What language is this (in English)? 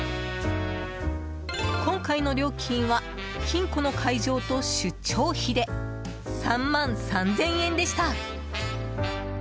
Japanese